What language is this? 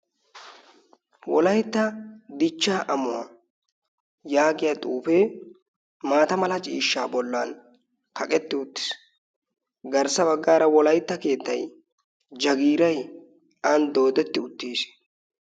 Wolaytta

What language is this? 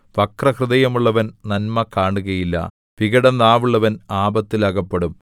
Malayalam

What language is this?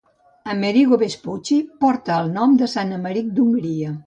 Catalan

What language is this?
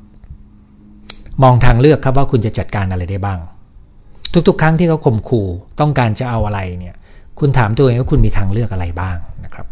Thai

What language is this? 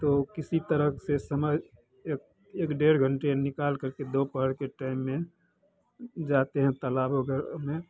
Hindi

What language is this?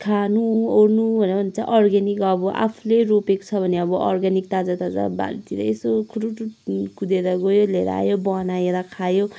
Nepali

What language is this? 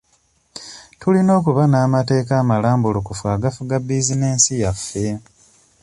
Ganda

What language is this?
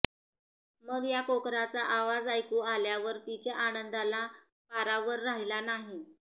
Marathi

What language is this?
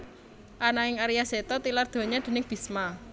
Javanese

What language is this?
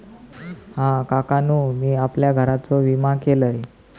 Marathi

